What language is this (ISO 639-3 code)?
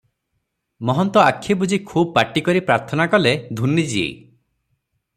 ori